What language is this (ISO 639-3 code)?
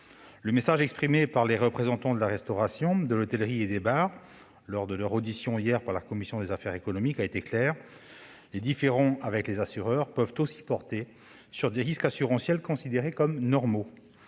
fra